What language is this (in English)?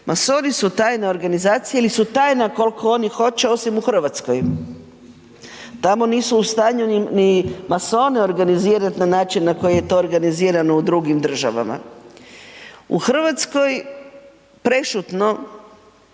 Croatian